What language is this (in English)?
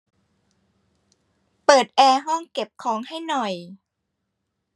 Thai